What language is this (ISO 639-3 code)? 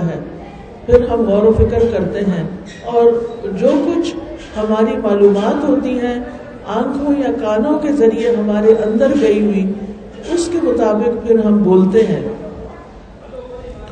urd